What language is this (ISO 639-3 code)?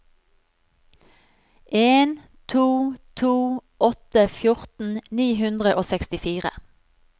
nor